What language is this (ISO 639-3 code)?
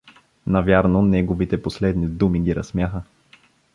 bul